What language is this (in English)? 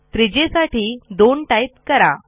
Marathi